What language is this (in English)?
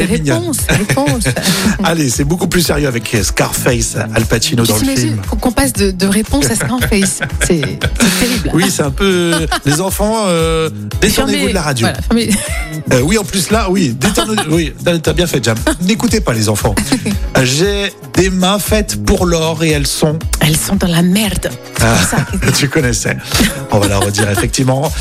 French